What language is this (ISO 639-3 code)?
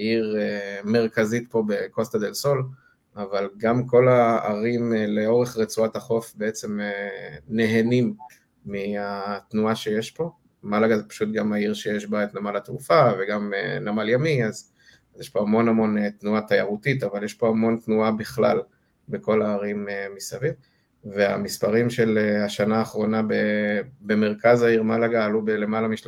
heb